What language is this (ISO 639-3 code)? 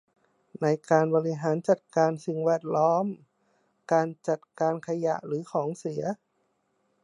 tha